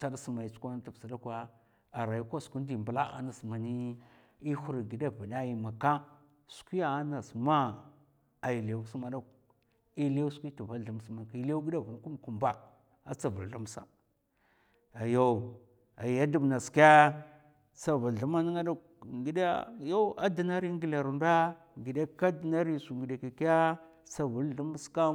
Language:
Mafa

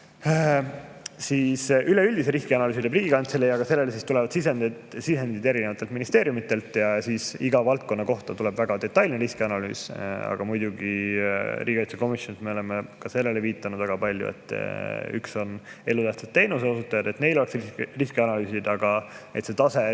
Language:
Estonian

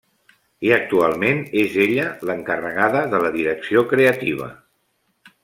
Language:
Catalan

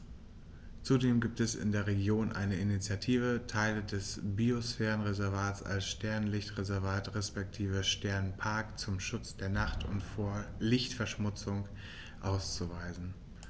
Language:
German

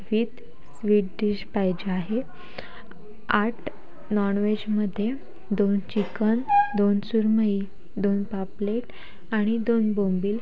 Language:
Marathi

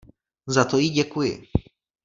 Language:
Czech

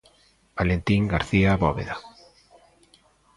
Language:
Galician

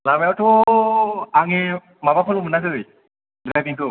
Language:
Bodo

